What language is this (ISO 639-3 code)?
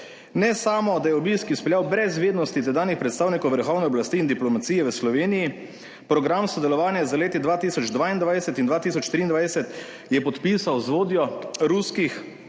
slv